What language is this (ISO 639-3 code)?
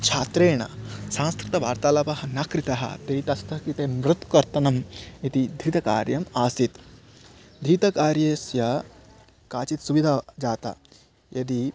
san